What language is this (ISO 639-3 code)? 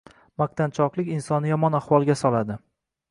uzb